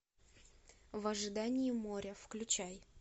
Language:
Russian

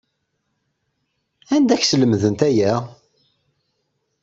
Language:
Kabyle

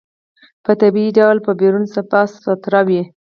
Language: Pashto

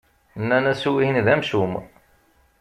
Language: Kabyle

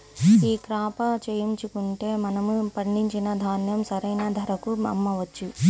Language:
Telugu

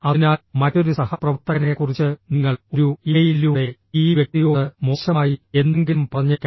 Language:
Malayalam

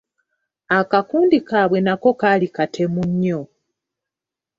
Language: Ganda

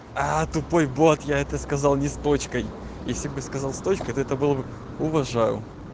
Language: Russian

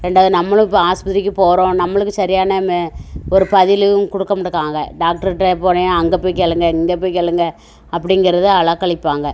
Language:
Tamil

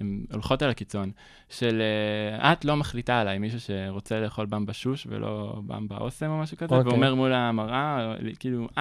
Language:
Hebrew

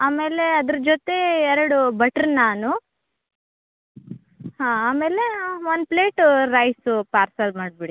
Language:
Kannada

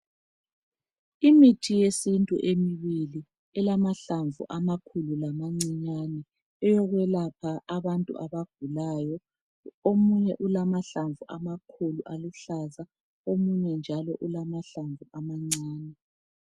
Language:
North Ndebele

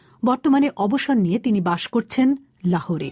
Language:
Bangla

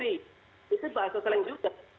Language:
Indonesian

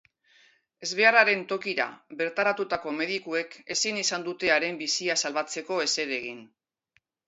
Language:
Basque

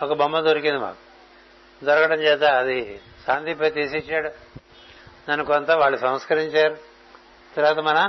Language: Telugu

